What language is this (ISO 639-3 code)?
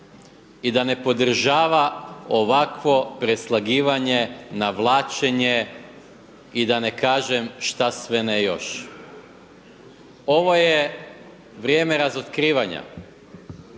hrv